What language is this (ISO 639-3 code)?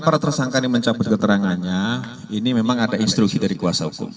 ind